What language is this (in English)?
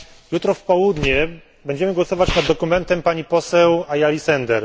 Polish